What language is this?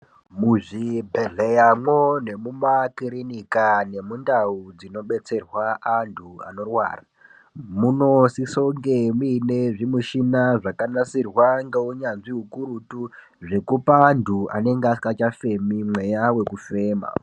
Ndau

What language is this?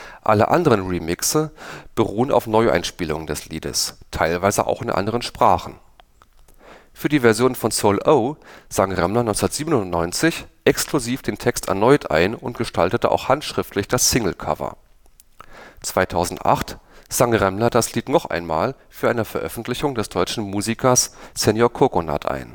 German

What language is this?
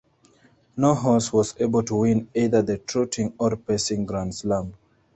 English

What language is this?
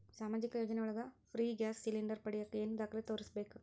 Kannada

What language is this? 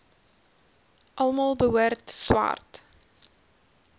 Afrikaans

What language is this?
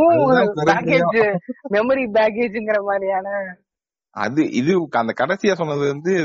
Tamil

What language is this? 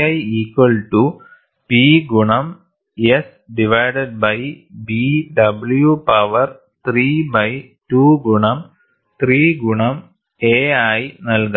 Malayalam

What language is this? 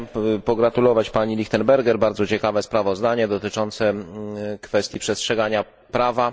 Polish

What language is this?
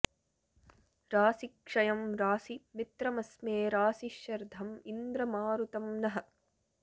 Sanskrit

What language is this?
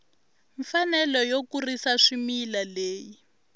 Tsonga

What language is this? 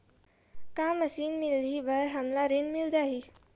Chhattisgarhi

